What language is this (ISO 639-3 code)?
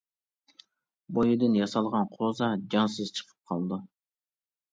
uig